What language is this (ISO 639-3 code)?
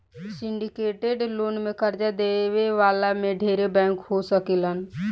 bho